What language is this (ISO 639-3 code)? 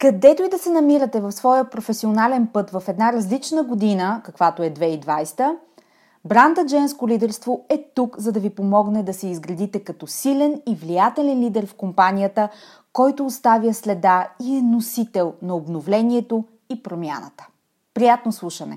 bul